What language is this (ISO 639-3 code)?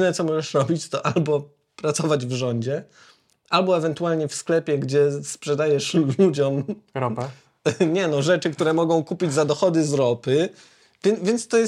pol